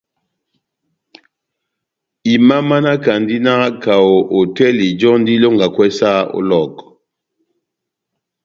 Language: Batanga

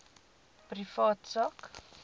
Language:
Afrikaans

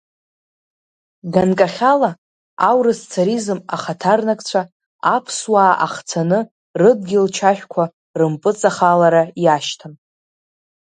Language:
Abkhazian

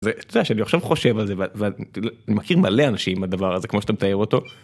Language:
Hebrew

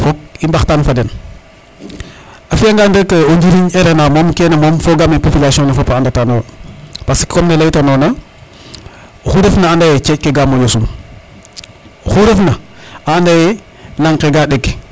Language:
Serer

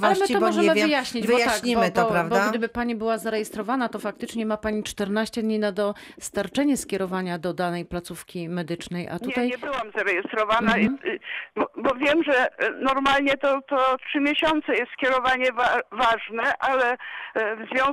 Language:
Polish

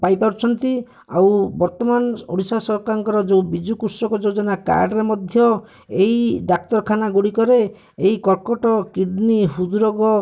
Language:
Odia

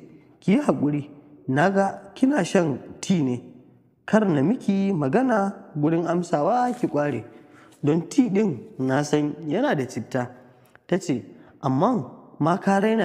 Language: Arabic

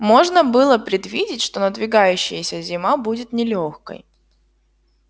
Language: Russian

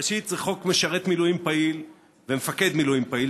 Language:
Hebrew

